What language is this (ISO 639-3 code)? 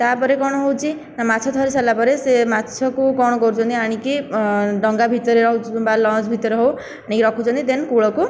ori